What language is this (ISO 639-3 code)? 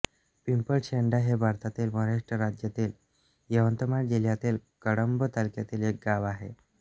mar